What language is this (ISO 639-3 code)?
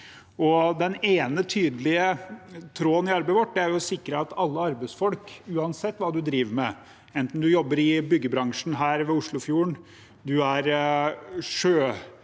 nor